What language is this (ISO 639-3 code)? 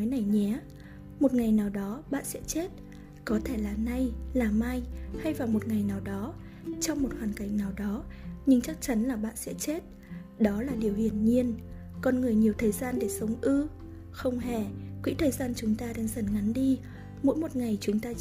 vie